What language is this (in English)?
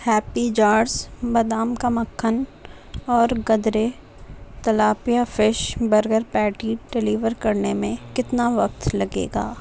Urdu